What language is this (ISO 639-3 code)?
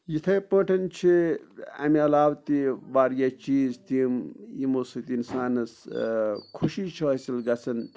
kas